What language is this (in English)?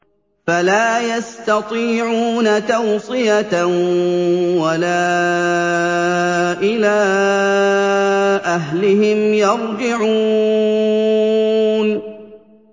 Arabic